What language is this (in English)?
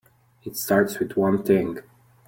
English